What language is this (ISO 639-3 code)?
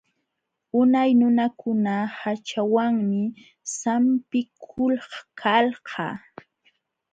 qxw